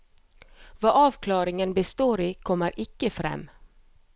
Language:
Norwegian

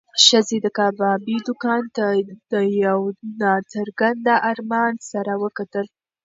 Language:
Pashto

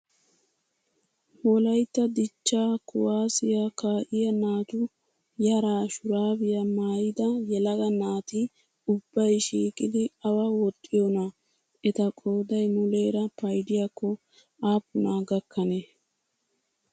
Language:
Wolaytta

